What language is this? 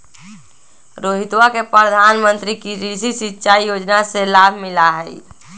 Magahi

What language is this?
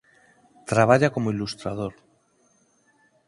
Galician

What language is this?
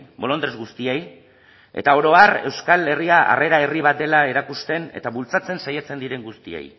Basque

